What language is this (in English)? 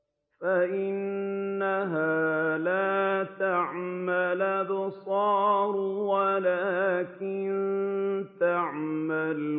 Arabic